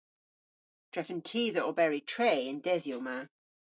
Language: Cornish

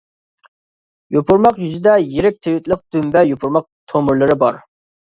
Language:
Uyghur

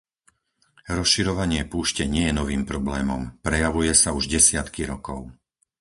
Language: Slovak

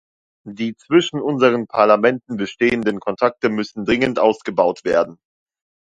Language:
German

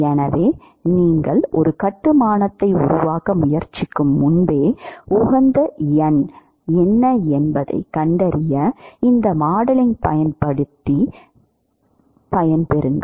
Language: Tamil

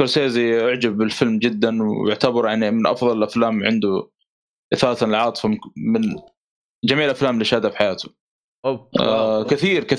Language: Arabic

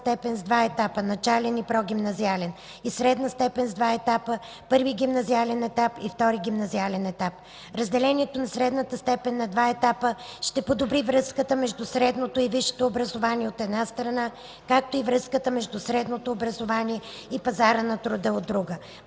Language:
Bulgarian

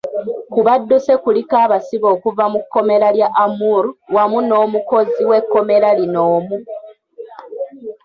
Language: Ganda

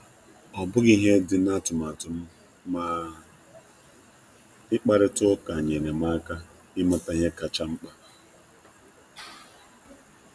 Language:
Igbo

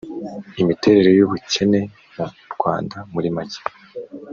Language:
Kinyarwanda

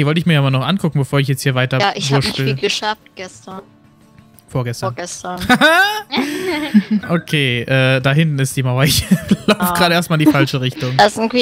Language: German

